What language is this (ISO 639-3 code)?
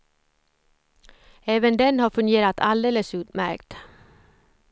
swe